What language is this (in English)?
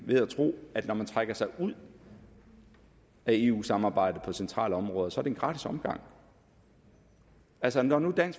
Danish